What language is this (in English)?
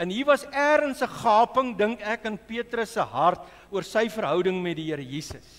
Dutch